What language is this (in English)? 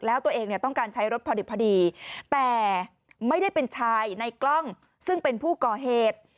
Thai